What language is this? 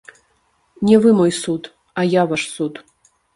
Belarusian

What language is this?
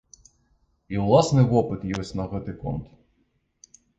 Belarusian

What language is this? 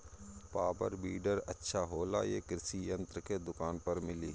Bhojpuri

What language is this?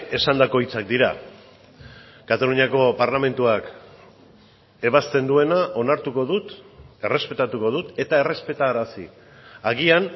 Basque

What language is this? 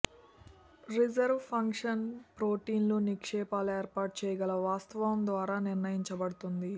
Telugu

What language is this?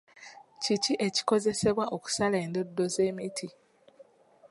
Ganda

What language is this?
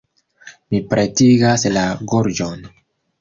Esperanto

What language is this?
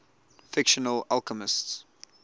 English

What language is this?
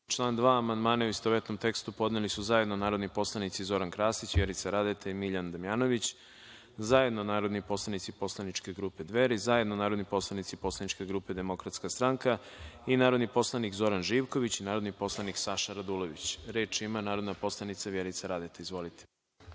Serbian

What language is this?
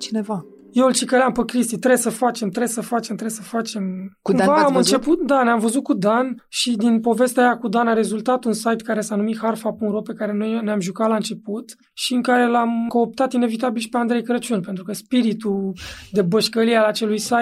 Romanian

